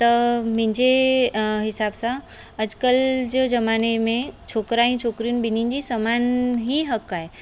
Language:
Sindhi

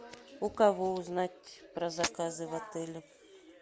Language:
Russian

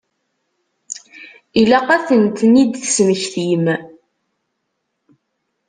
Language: Kabyle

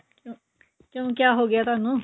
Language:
Punjabi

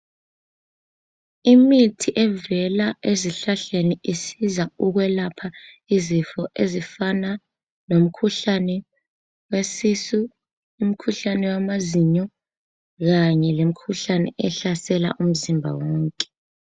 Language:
North Ndebele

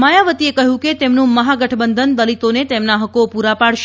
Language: Gujarati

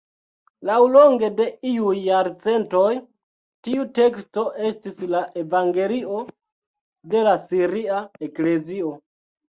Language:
Esperanto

